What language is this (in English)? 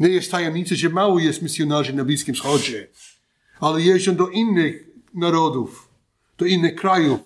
Polish